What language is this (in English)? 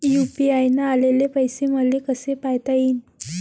Marathi